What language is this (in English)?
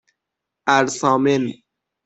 Persian